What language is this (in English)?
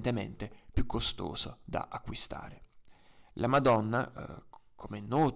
Italian